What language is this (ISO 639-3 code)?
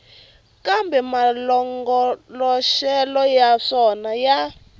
tso